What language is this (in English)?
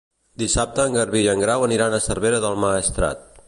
Catalan